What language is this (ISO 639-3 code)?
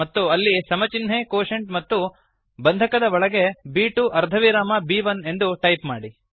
kan